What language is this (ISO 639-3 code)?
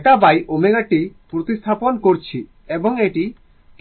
ben